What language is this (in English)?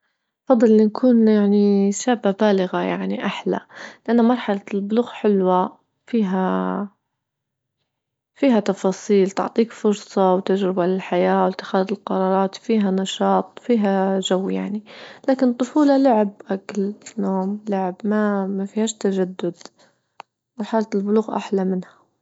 Libyan Arabic